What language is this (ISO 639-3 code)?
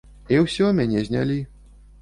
bel